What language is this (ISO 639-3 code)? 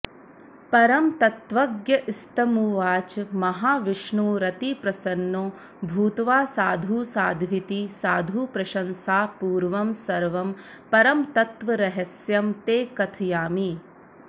san